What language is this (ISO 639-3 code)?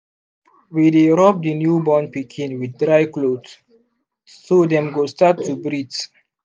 pcm